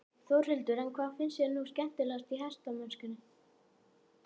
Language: Icelandic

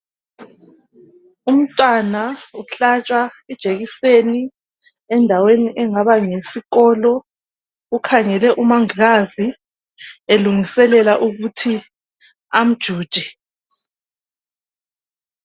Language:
North Ndebele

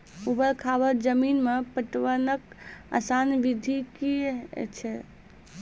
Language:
Maithili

